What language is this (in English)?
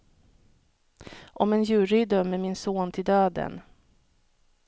Swedish